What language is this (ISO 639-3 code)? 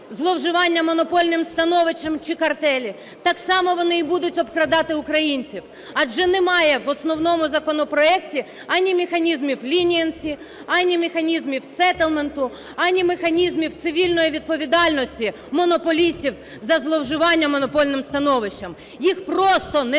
ukr